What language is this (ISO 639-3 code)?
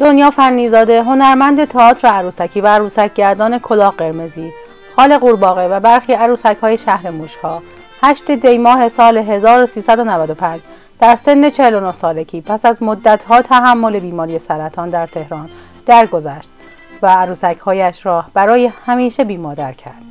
fas